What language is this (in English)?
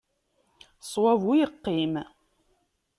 Kabyle